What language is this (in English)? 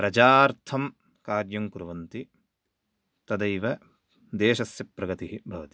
Sanskrit